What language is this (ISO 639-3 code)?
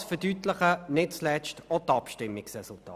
gsw